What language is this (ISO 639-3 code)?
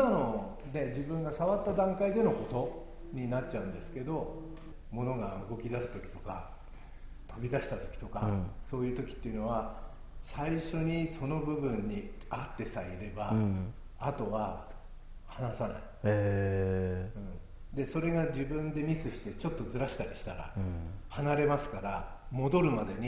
jpn